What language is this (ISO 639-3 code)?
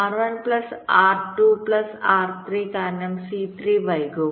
mal